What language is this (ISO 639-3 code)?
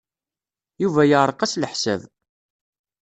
kab